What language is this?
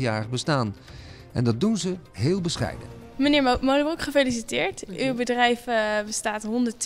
Dutch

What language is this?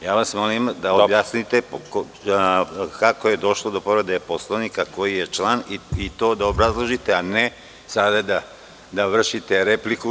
Serbian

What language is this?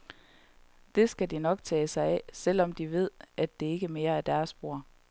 Danish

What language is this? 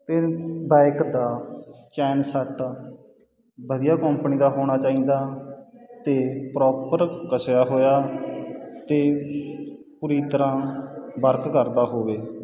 Punjabi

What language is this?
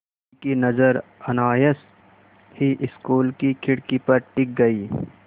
Hindi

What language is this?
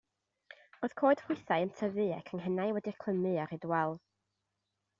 Welsh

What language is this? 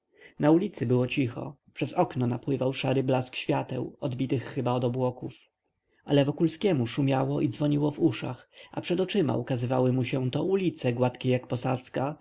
Polish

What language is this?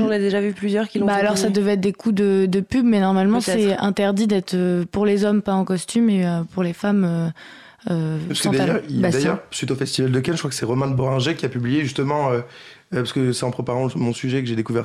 French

